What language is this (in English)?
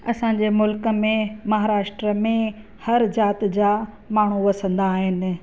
Sindhi